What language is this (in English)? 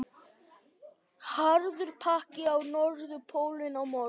Icelandic